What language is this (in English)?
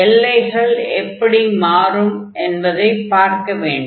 Tamil